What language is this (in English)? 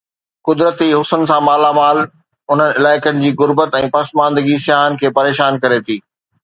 Sindhi